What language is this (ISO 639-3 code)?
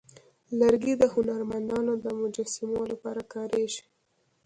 pus